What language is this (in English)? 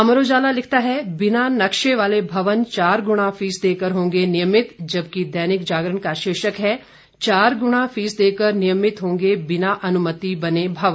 Hindi